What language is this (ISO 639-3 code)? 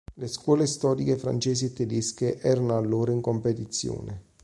ita